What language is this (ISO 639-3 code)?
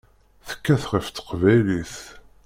kab